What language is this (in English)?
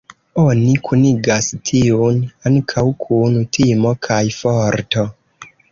Esperanto